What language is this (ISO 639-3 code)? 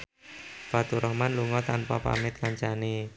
jav